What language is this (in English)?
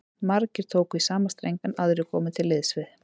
Icelandic